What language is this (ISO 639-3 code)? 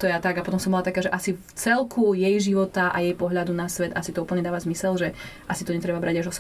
slk